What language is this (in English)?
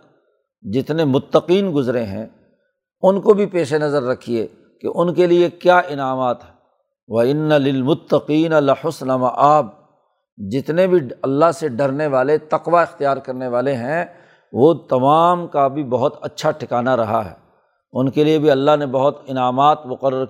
Urdu